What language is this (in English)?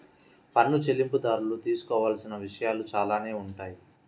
Telugu